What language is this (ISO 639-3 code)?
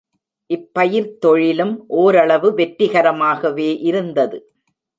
tam